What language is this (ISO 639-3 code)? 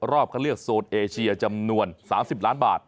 tha